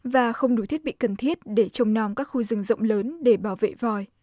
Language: Vietnamese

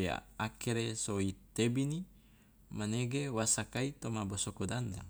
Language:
Loloda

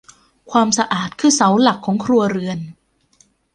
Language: Thai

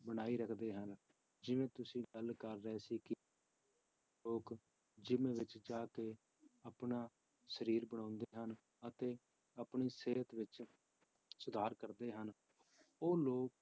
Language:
Punjabi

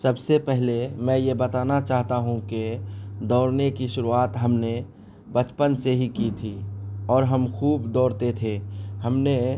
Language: Urdu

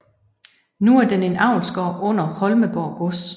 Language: Danish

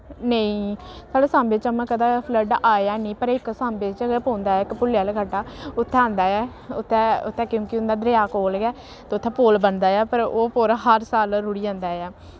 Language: Dogri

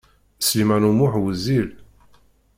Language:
Kabyle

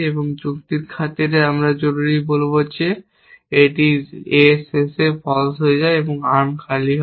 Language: Bangla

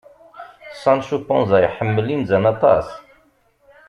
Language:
Kabyle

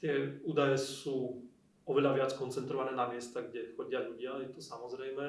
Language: Slovak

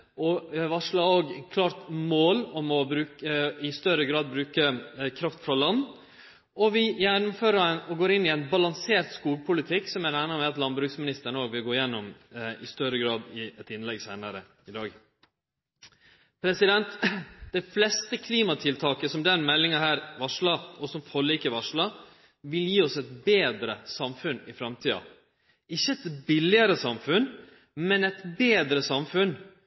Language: Norwegian Nynorsk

